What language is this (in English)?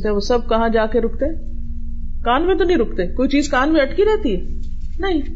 Urdu